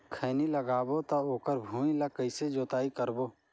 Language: Chhattisgarhi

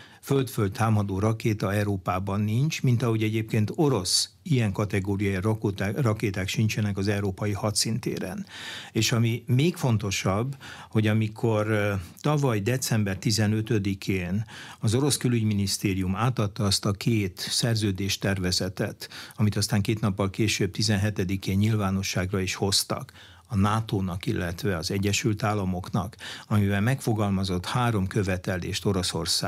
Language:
Hungarian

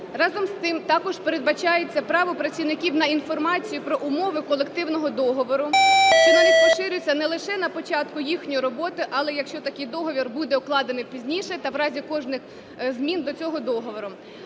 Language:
Ukrainian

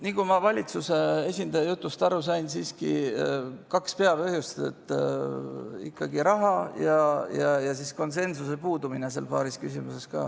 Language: Estonian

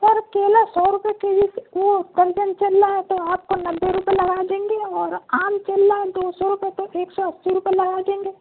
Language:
Urdu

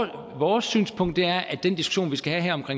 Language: Danish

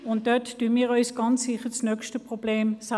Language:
Swiss German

